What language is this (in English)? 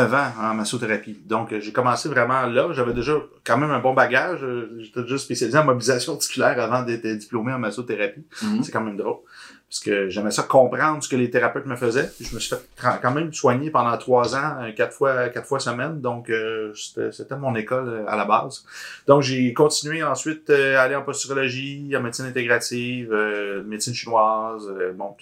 French